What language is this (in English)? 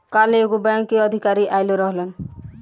Bhojpuri